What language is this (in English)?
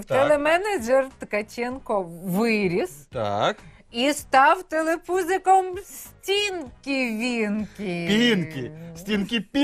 Ukrainian